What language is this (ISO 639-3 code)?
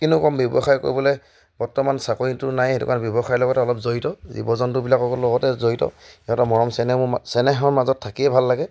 asm